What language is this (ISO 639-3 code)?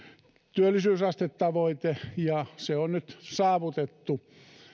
fin